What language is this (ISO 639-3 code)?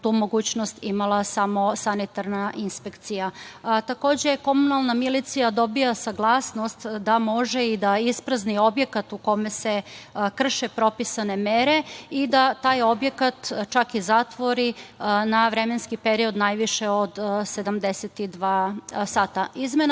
srp